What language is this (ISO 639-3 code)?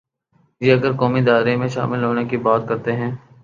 urd